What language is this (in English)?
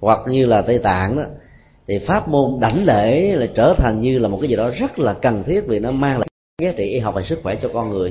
Vietnamese